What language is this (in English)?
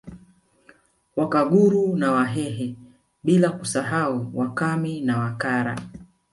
Swahili